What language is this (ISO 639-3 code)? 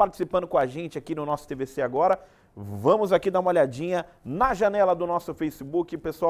por